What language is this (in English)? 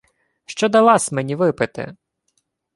Ukrainian